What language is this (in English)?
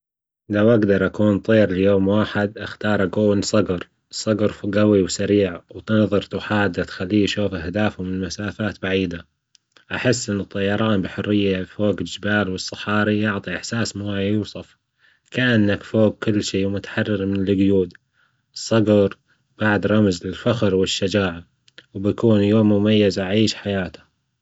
Gulf Arabic